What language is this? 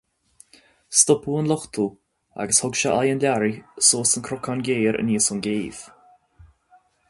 Irish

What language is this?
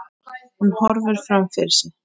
Icelandic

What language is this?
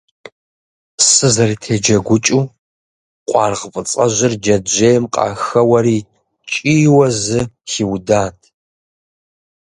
Kabardian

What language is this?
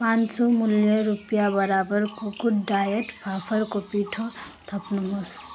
Nepali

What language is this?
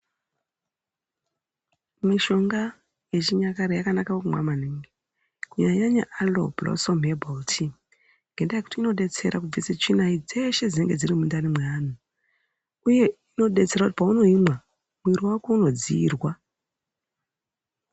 Ndau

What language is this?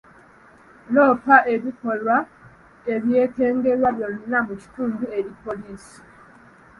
Ganda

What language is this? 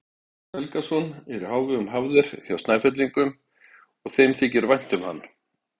Icelandic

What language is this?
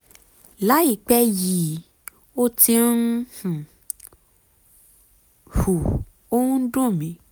Yoruba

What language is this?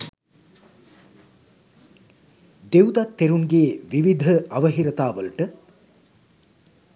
Sinhala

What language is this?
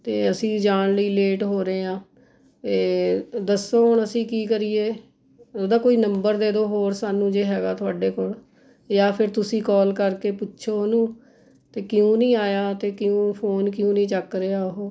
Punjabi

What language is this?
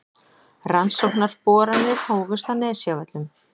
Icelandic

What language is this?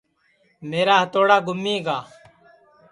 Sansi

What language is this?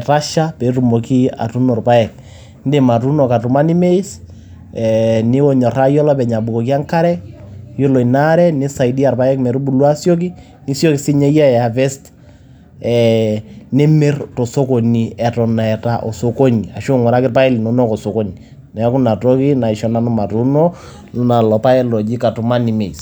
Masai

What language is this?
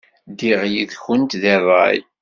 Kabyle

